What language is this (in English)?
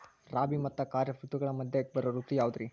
Kannada